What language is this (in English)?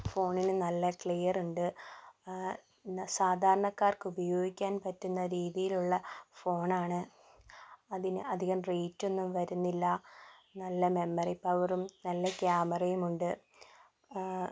Malayalam